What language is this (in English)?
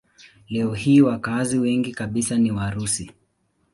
Swahili